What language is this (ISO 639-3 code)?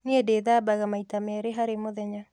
kik